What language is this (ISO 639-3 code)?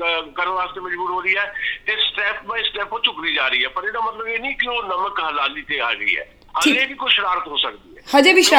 pan